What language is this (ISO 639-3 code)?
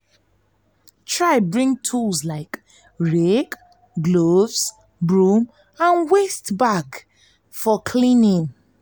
pcm